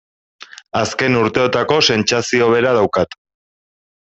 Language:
Basque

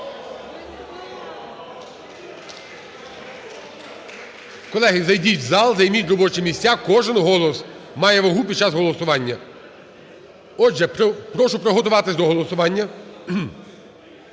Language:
Ukrainian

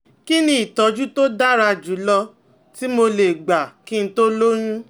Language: Yoruba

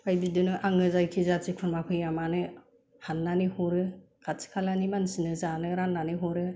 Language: Bodo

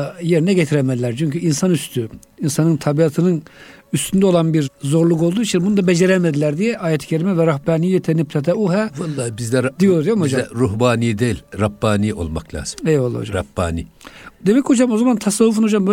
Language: Turkish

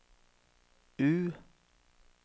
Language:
Norwegian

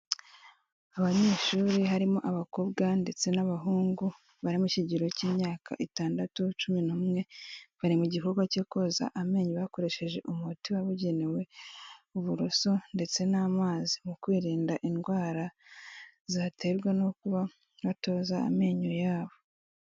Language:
Kinyarwanda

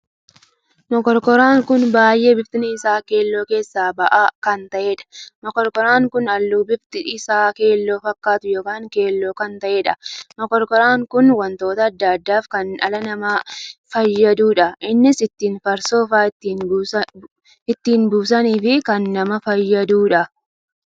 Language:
Oromo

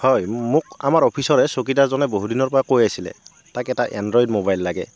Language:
Assamese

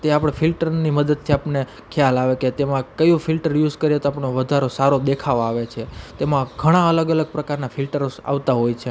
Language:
Gujarati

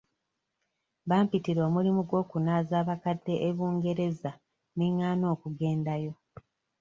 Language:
Ganda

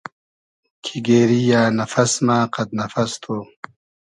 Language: Hazaragi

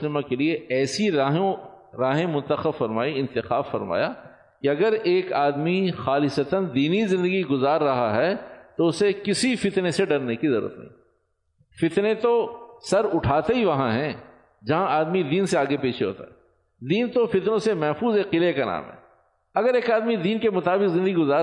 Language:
Urdu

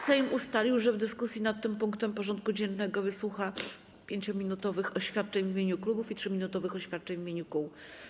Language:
Polish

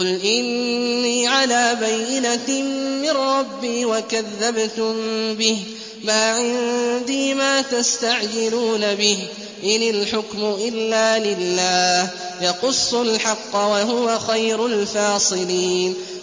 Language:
Arabic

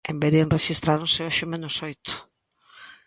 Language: Galician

